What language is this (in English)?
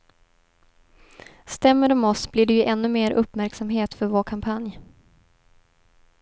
Swedish